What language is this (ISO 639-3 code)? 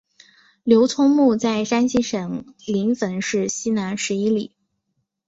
zho